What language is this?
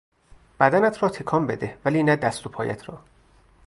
Persian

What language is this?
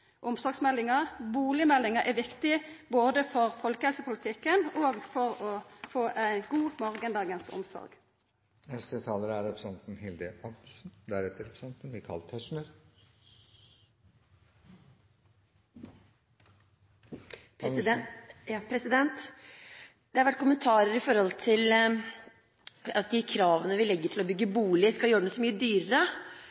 Norwegian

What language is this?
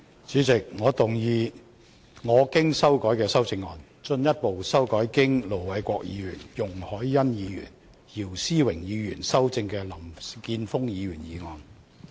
Cantonese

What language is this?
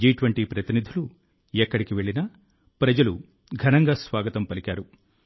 Telugu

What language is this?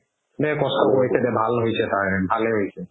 Assamese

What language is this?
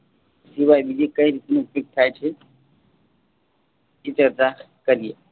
Gujarati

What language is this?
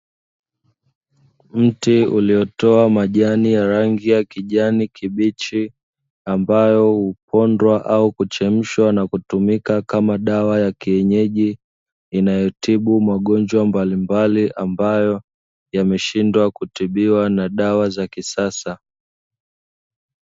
Swahili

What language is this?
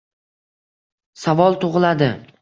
Uzbek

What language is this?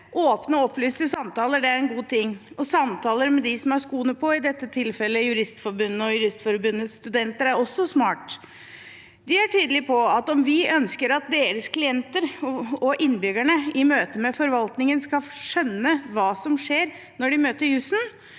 Norwegian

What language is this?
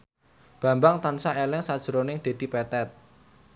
Javanese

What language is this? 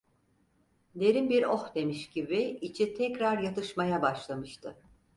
Turkish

